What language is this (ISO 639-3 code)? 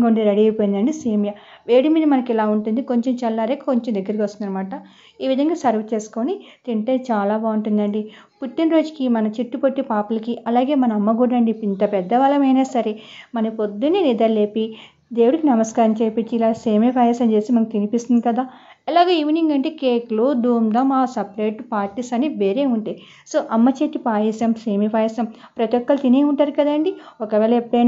hin